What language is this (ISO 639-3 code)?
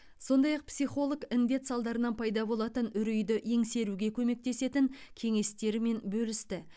kaz